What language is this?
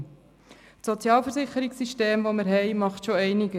Swiss German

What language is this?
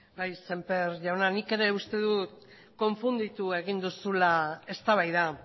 Basque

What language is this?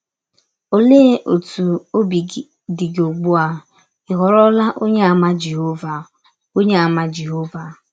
Igbo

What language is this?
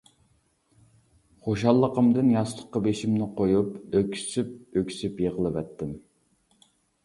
Uyghur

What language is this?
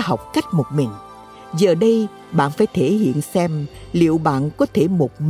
Vietnamese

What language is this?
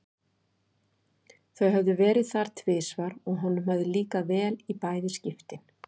Icelandic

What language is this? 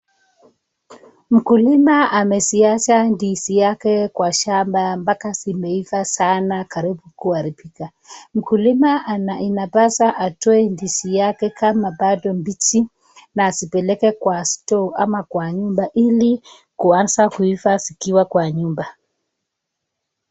Swahili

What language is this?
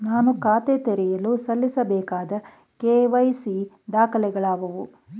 Kannada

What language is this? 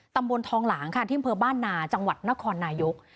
Thai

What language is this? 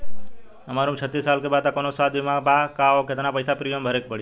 Bhojpuri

